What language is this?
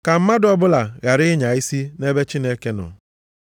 Igbo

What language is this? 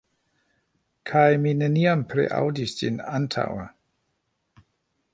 Esperanto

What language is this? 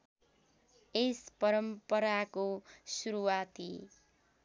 Nepali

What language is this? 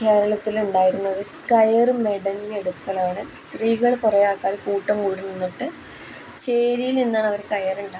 Malayalam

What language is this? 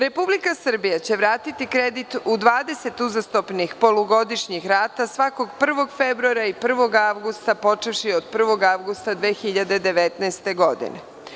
Serbian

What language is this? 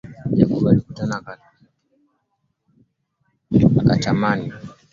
Swahili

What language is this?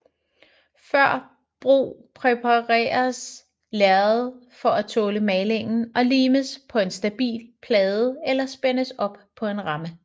Danish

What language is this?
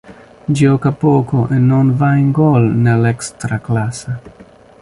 Italian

